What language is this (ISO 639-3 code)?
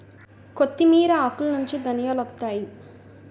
tel